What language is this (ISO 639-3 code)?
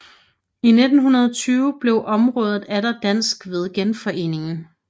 dan